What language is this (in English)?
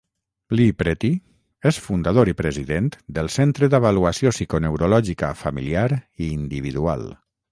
Catalan